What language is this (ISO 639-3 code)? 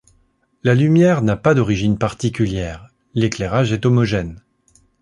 fra